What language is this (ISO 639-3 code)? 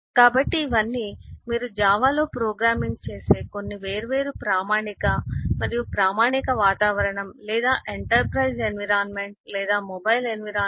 tel